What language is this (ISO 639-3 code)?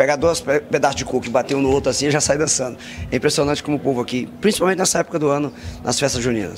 por